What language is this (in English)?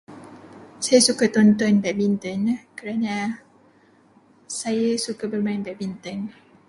Malay